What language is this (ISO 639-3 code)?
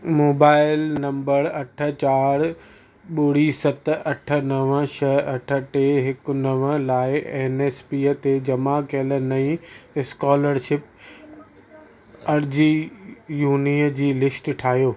snd